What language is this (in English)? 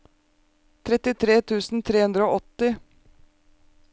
Norwegian